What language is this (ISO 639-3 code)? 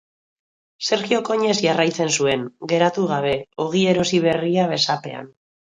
eus